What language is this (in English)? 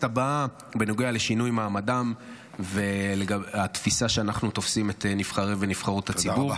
Hebrew